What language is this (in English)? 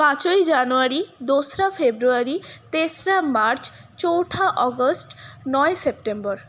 Bangla